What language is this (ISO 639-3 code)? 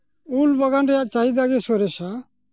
sat